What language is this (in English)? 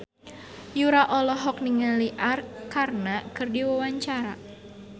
Sundanese